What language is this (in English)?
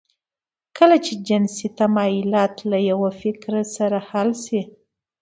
Pashto